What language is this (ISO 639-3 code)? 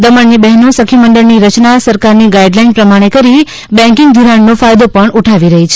guj